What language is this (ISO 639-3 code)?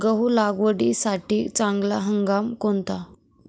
mar